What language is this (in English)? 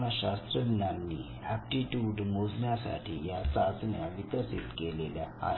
Marathi